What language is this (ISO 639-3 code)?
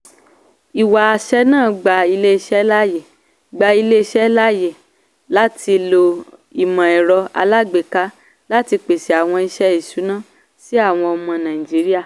yor